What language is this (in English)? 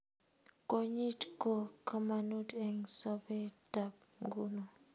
Kalenjin